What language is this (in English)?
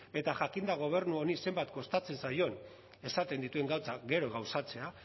Basque